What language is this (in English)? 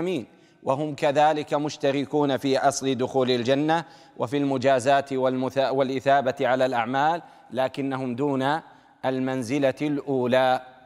Arabic